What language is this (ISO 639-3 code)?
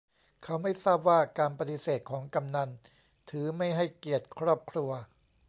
tha